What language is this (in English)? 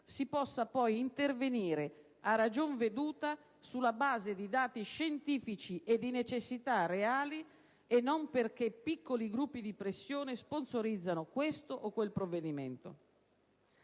Italian